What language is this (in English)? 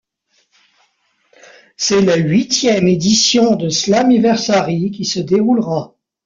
French